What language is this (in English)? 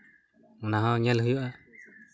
Santali